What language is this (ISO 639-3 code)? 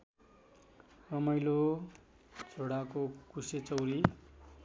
nep